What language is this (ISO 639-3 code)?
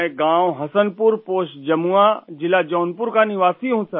urd